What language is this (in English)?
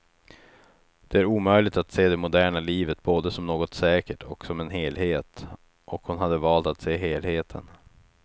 Swedish